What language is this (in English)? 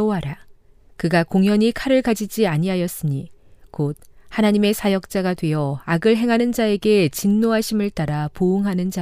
Korean